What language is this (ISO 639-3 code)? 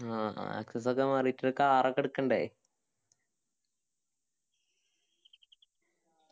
mal